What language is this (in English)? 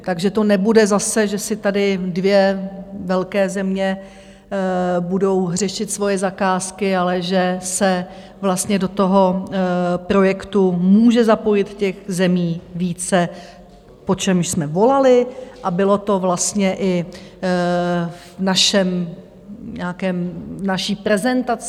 Czech